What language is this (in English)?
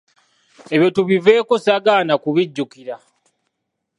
Ganda